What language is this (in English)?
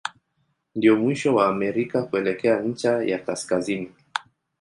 Swahili